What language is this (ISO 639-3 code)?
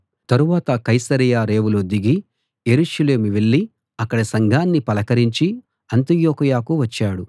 tel